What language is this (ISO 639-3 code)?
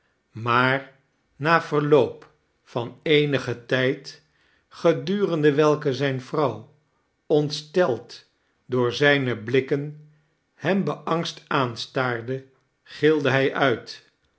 nld